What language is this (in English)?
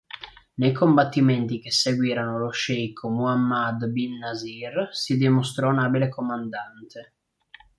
Italian